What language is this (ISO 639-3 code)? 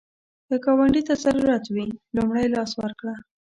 pus